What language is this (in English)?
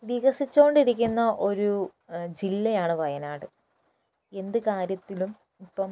Malayalam